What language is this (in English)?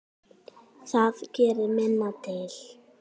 Icelandic